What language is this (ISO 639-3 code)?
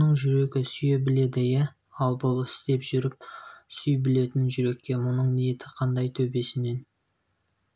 kaz